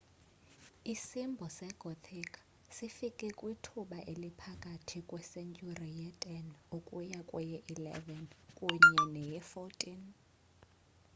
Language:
Xhosa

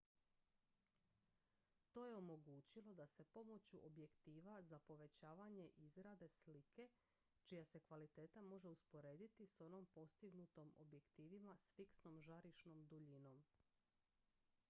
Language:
Croatian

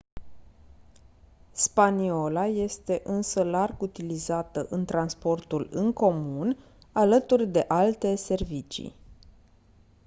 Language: Romanian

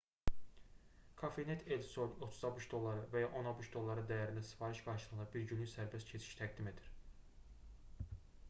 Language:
Azerbaijani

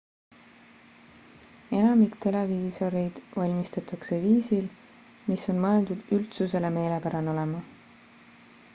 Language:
Estonian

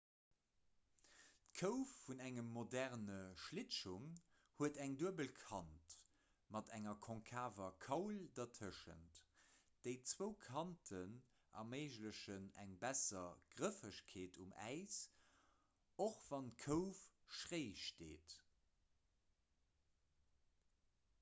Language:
Luxembourgish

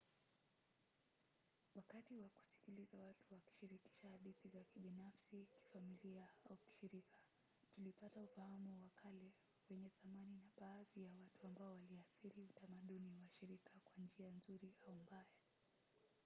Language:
Swahili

